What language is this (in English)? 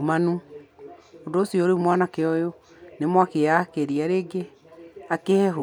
Kikuyu